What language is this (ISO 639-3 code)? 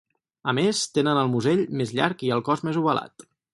cat